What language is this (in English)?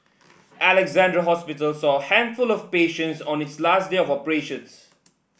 English